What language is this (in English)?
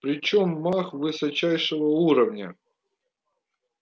Russian